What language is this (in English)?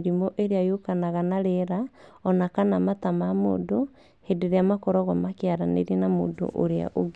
Kikuyu